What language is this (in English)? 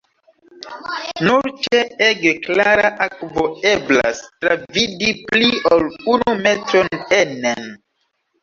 Esperanto